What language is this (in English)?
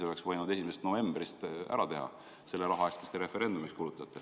Estonian